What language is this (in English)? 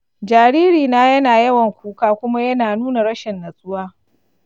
Hausa